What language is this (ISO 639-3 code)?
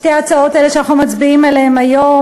heb